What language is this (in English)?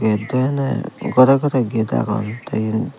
Chakma